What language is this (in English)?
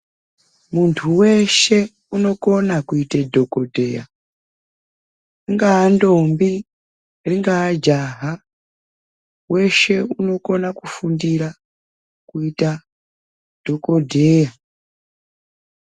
Ndau